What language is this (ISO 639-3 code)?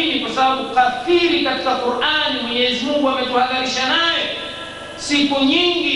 swa